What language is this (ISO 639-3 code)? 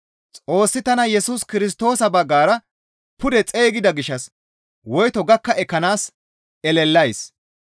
gmv